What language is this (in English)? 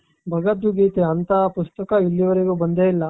Kannada